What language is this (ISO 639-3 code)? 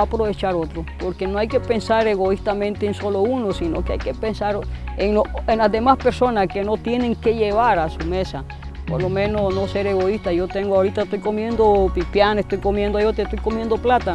spa